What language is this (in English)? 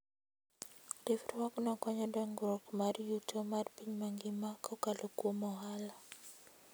Luo (Kenya and Tanzania)